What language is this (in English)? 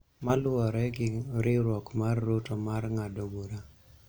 Luo (Kenya and Tanzania)